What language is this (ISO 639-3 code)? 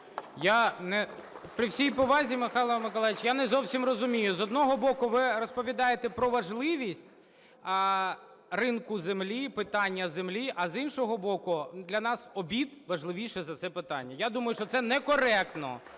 ukr